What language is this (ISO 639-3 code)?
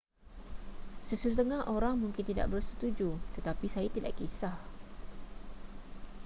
msa